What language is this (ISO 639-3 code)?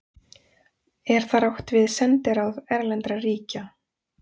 isl